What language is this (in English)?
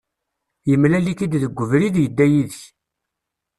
Kabyle